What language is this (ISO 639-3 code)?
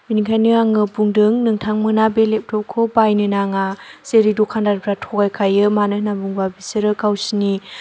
brx